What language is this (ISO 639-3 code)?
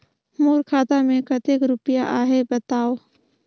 hne